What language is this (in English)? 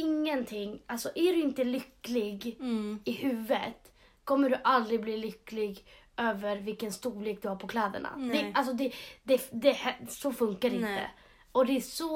Swedish